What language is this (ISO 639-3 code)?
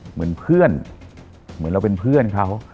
tha